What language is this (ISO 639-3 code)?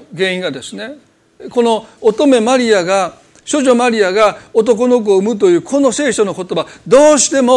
jpn